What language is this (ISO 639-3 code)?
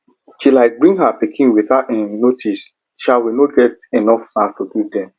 pcm